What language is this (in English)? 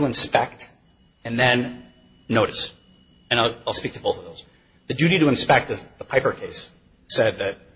English